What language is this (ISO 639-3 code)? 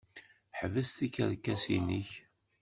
kab